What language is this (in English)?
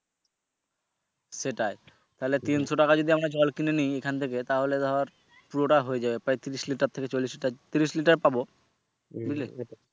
Bangla